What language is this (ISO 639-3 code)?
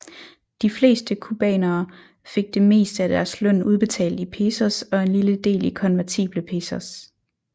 dan